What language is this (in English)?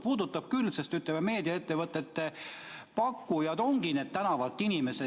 Estonian